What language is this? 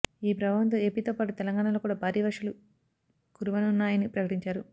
Telugu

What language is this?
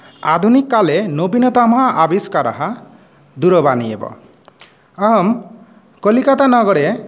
Sanskrit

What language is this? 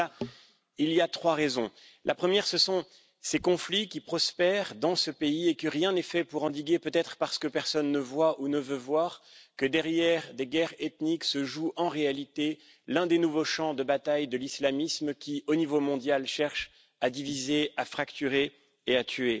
French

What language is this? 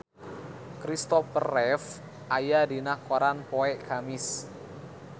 Sundanese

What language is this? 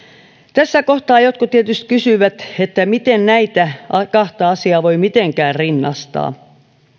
Finnish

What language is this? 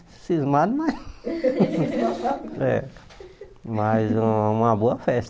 Portuguese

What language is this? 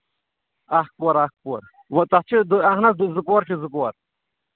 Kashmiri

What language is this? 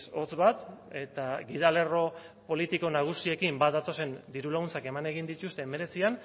Basque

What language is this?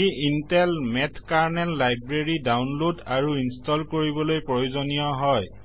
Assamese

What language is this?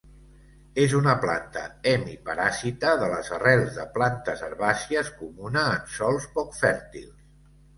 Catalan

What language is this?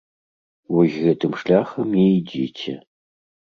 Belarusian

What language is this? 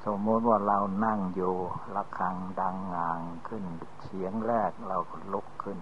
Thai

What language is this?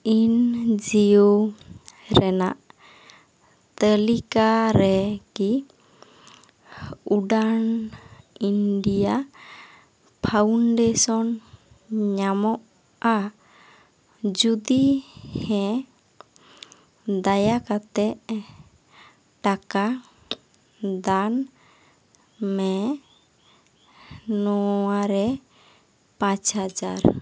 Santali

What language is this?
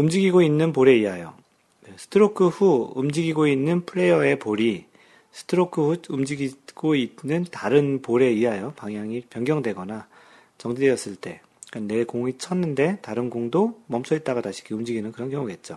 Korean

